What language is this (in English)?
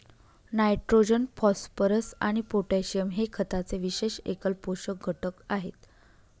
Marathi